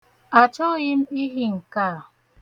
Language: Igbo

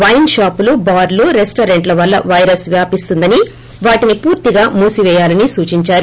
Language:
Telugu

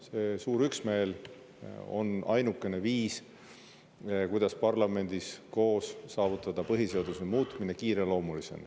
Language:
Estonian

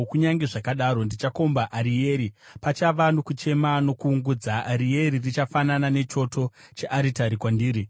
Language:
Shona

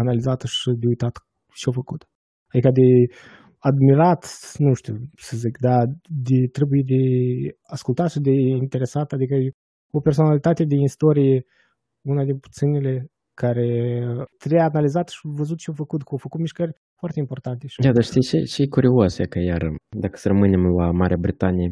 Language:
Romanian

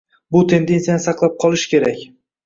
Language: Uzbek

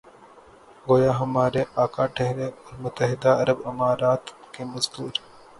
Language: Urdu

